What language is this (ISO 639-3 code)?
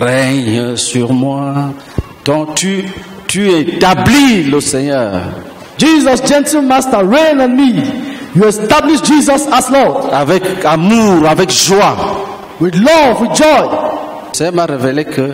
fra